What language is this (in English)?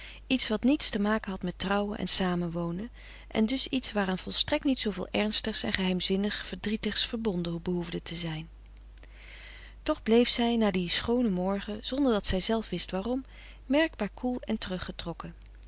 Dutch